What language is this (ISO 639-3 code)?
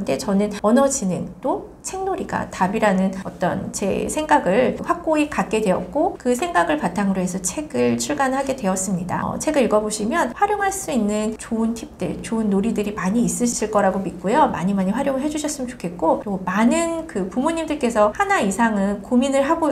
kor